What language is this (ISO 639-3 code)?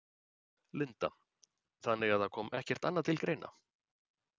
isl